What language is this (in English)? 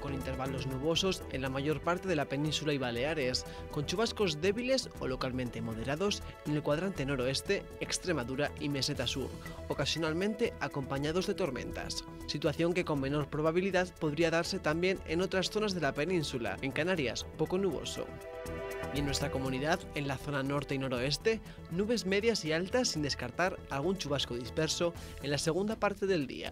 Spanish